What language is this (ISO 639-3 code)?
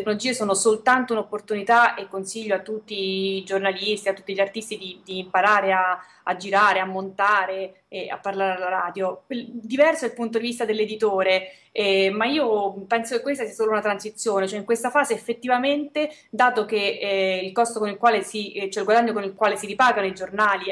ita